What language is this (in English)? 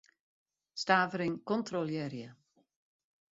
Western Frisian